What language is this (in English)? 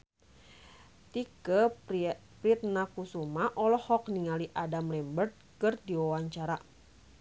Sundanese